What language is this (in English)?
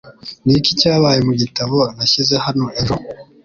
Kinyarwanda